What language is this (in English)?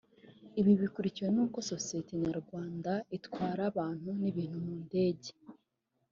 Kinyarwanda